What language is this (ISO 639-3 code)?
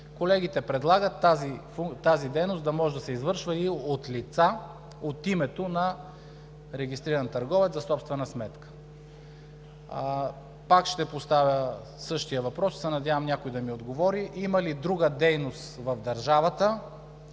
bul